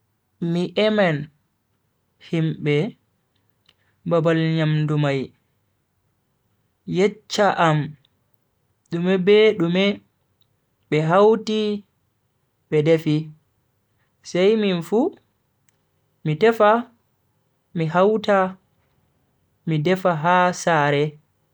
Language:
Bagirmi Fulfulde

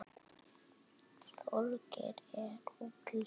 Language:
Icelandic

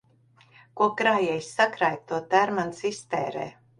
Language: Latvian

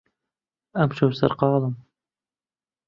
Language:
Central Kurdish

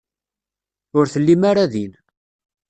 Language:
Kabyle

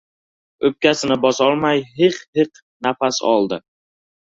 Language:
Uzbek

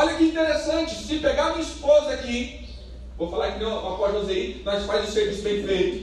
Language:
Portuguese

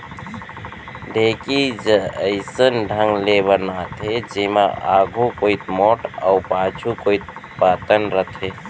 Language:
Chhattisgarhi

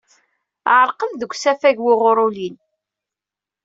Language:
Kabyle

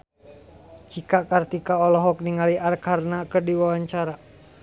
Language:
Sundanese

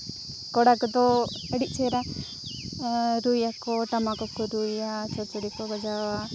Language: Santali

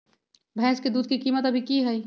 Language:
Magahi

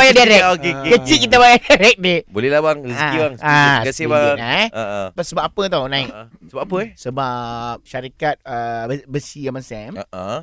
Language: Malay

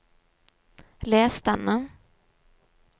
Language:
Norwegian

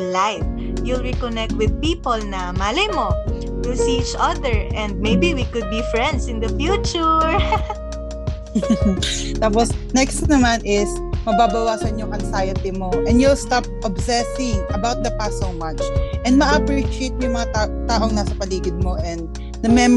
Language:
Filipino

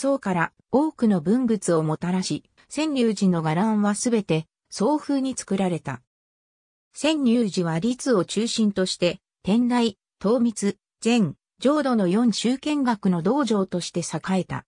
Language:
Japanese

